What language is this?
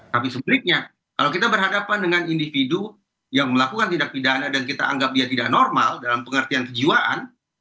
Indonesian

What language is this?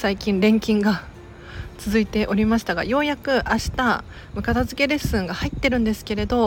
Japanese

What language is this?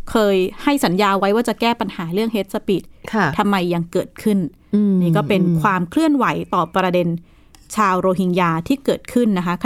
Thai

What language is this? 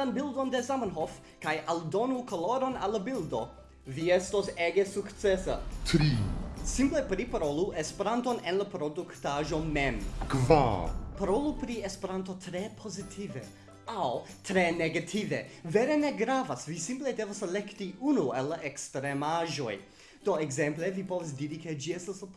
Italian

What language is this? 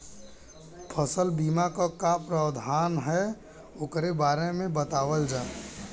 Bhojpuri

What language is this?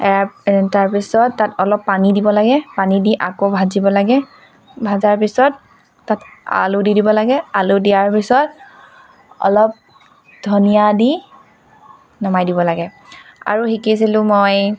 Assamese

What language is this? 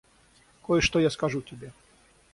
Russian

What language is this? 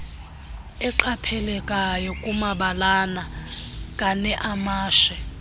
Xhosa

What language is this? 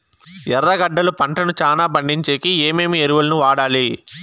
Telugu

